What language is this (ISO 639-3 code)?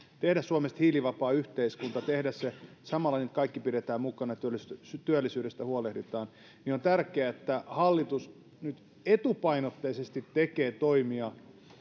fin